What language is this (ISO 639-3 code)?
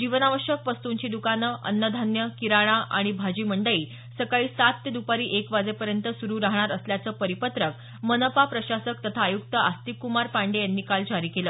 mar